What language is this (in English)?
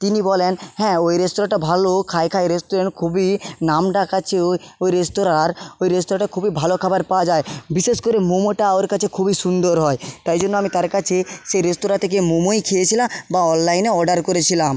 Bangla